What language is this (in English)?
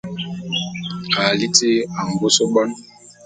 Bulu